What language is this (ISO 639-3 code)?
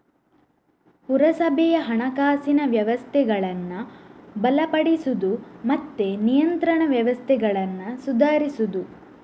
kan